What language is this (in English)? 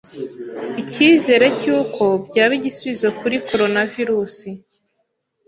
Kinyarwanda